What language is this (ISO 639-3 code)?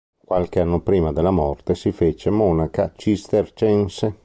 ita